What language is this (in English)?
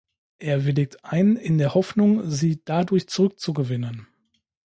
German